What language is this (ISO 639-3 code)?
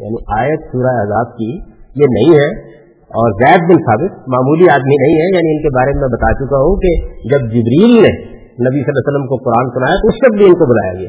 urd